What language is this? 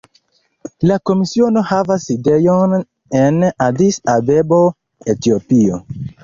Esperanto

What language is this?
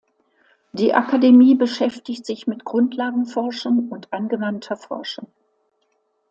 German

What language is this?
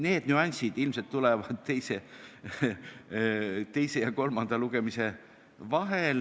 Estonian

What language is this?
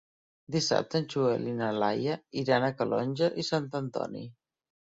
Catalan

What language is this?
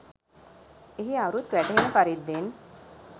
Sinhala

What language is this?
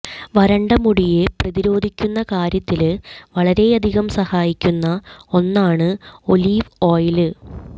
Malayalam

